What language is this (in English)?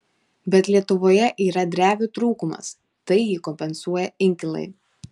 Lithuanian